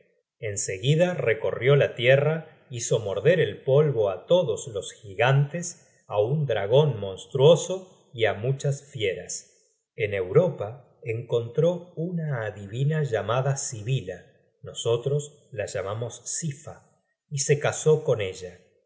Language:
Spanish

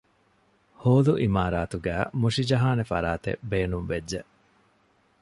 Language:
Divehi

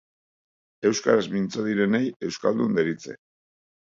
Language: Basque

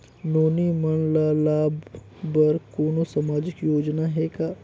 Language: Chhattisgarhi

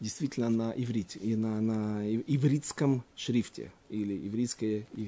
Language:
Russian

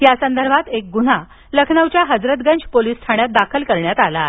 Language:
Marathi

